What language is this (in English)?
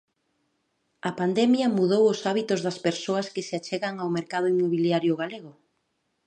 Galician